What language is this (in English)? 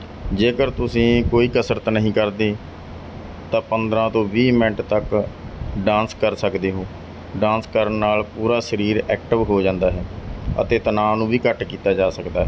Punjabi